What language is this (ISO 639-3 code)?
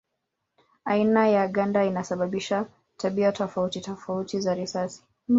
swa